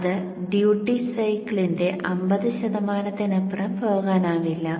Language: Malayalam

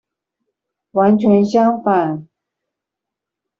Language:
Chinese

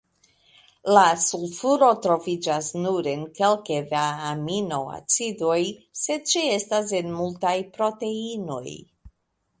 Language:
Esperanto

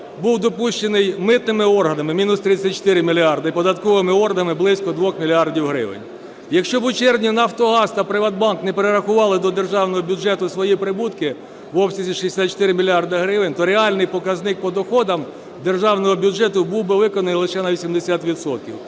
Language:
Ukrainian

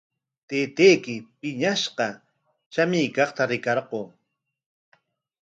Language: Corongo Ancash Quechua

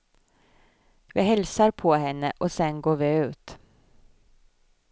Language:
Swedish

